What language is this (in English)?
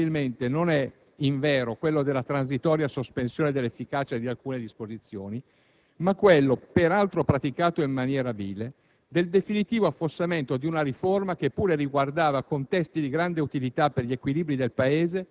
Italian